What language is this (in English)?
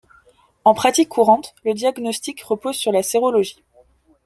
French